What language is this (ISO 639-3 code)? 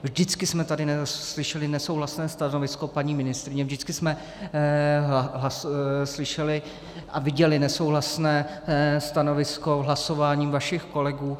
ces